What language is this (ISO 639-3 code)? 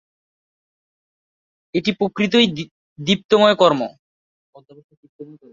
ben